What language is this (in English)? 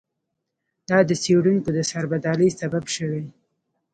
Pashto